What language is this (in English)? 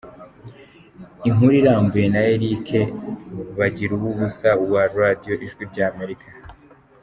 Kinyarwanda